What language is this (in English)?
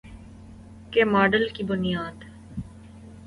Urdu